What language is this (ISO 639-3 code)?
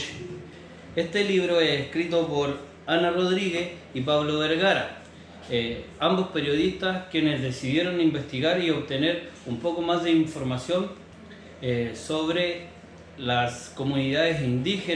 spa